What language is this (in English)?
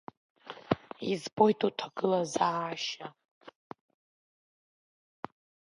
Abkhazian